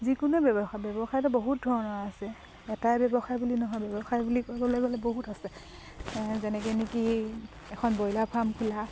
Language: Assamese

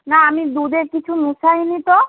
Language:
Bangla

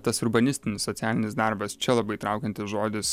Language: Lithuanian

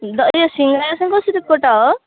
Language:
Nepali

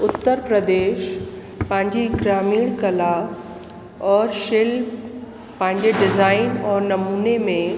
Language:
Sindhi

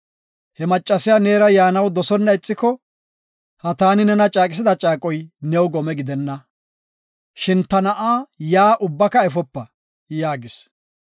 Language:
Gofa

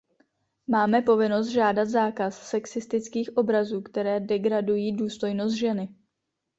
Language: Czech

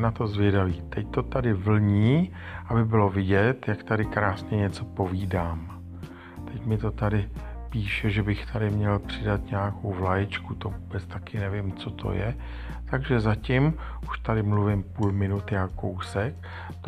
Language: Czech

